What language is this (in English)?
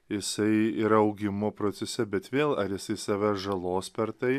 Lithuanian